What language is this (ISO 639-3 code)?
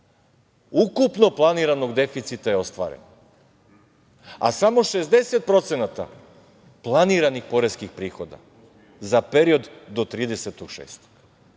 srp